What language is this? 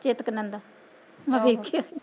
Punjabi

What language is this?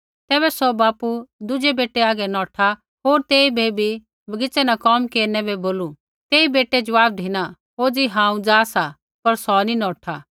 Kullu Pahari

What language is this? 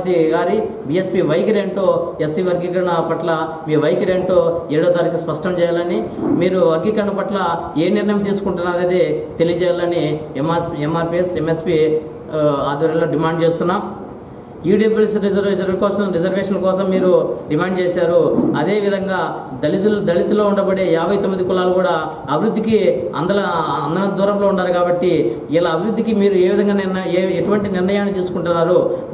Arabic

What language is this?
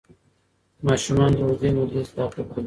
Pashto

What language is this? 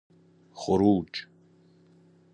Persian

